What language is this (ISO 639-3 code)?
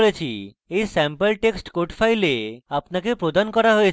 ben